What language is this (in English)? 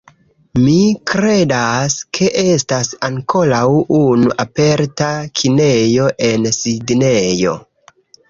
Esperanto